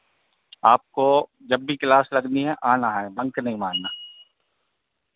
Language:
Hindi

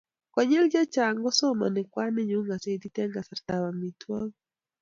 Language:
Kalenjin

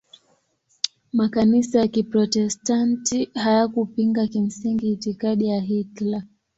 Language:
Swahili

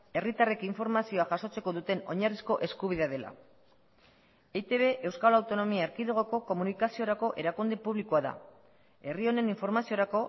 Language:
Basque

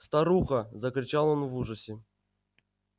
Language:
Russian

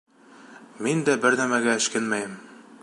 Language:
Bashkir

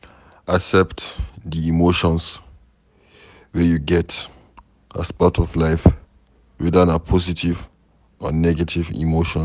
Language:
Nigerian Pidgin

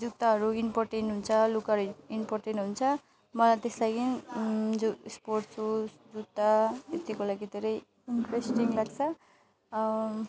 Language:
Nepali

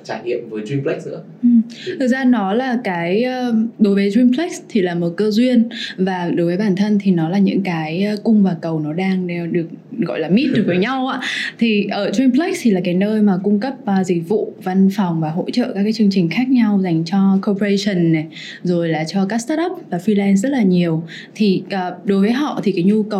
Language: Vietnamese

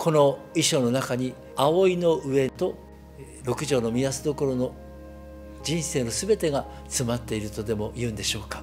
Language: Japanese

